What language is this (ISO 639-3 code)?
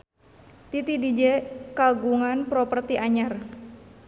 sun